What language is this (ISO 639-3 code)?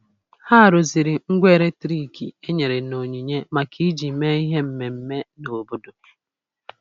ibo